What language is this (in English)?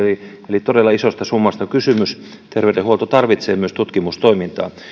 Finnish